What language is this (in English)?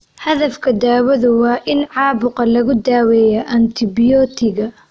Somali